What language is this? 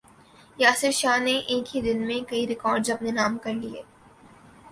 Urdu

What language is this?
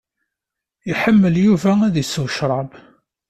Kabyle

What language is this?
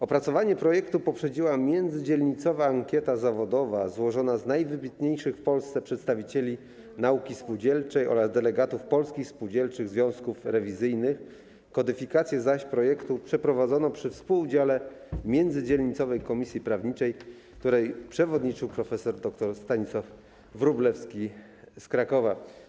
Polish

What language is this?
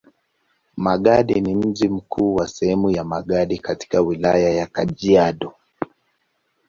Swahili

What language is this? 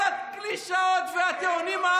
Hebrew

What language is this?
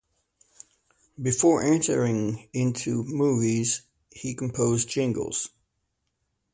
English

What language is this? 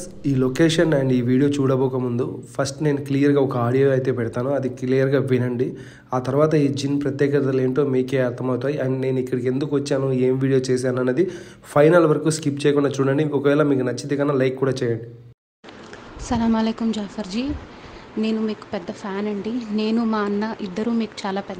Telugu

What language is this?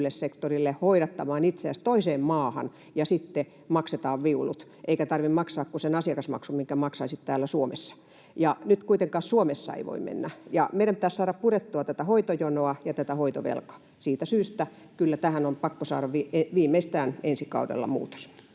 Finnish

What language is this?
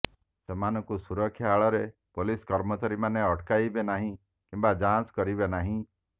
Odia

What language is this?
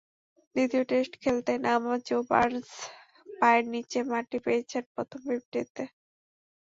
Bangla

